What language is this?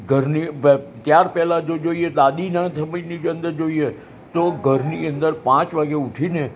Gujarati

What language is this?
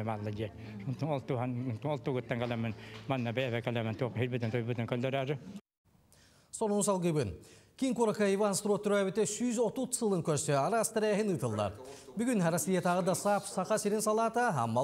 Turkish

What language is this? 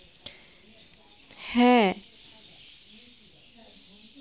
Bangla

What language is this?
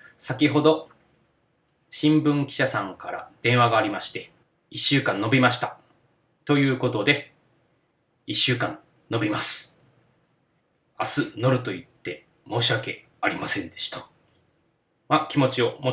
Japanese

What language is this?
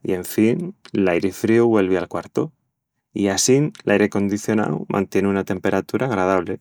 Extremaduran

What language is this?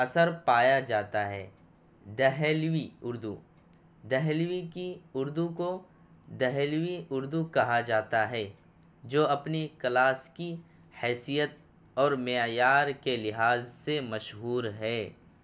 Urdu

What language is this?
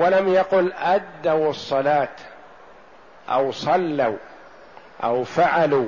Arabic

